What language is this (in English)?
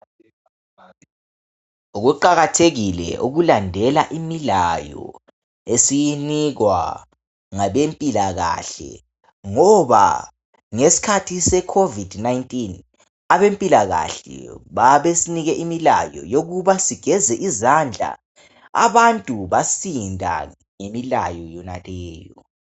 North Ndebele